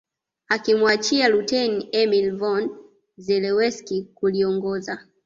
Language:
Swahili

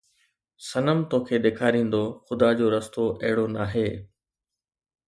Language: Sindhi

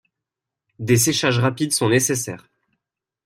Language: French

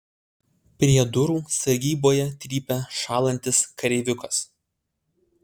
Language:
Lithuanian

